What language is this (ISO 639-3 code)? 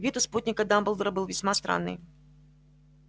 rus